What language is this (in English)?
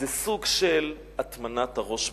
Hebrew